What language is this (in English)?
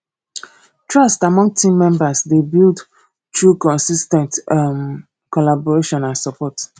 Nigerian Pidgin